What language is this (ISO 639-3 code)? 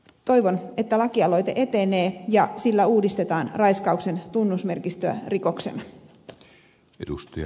fin